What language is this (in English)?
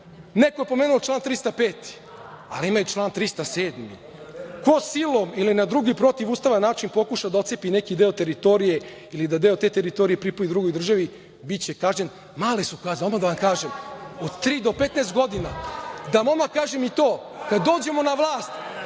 Serbian